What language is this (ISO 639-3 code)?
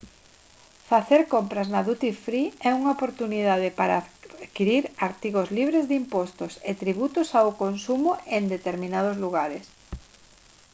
glg